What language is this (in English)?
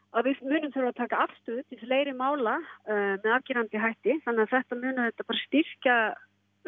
Icelandic